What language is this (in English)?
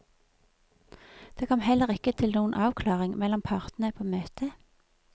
Norwegian